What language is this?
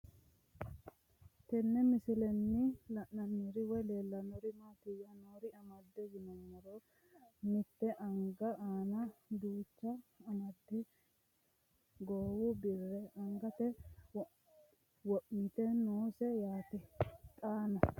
Sidamo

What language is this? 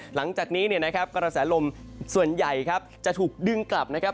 Thai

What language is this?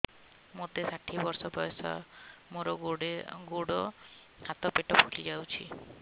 Odia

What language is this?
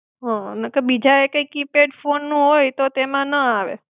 Gujarati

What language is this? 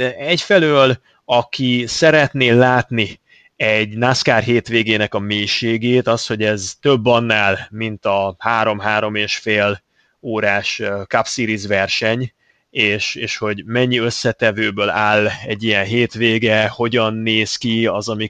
Hungarian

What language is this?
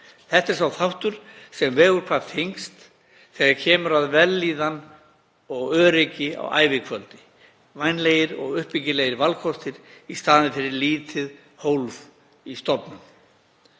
Icelandic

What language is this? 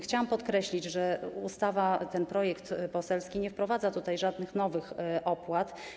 Polish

